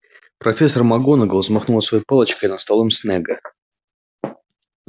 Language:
Russian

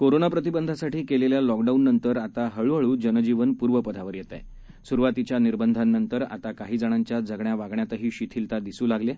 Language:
Marathi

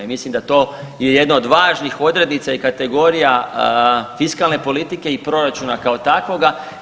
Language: Croatian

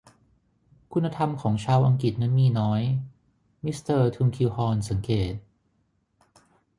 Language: Thai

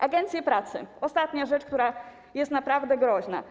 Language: Polish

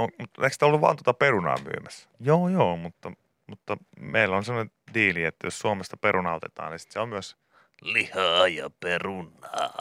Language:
Finnish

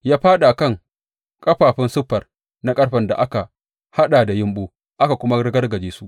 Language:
Hausa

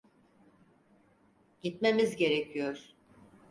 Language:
Turkish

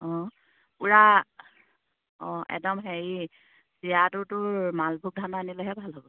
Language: Assamese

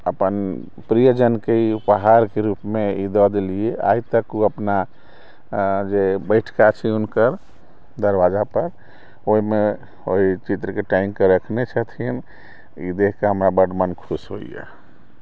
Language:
Maithili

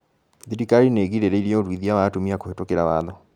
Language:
Kikuyu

